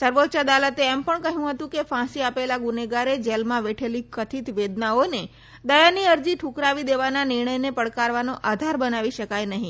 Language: Gujarati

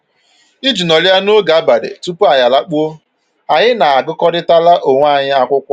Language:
Igbo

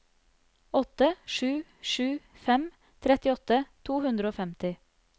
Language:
Norwegian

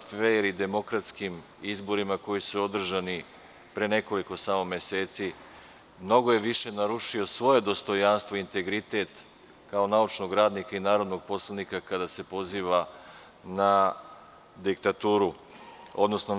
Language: Serbian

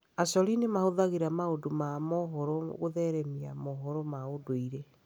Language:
Kikuyu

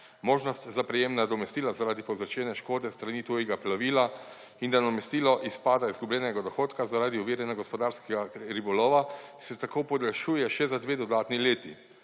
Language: Slovenian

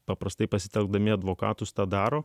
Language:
Lithuanian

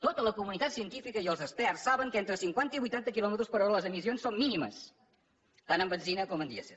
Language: Catalan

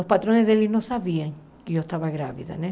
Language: Portuguese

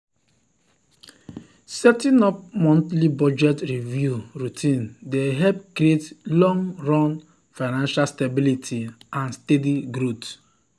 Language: Nigerian Pidgin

